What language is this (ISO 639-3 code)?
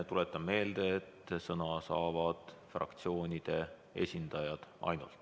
est